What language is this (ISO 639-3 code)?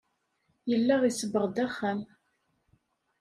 kab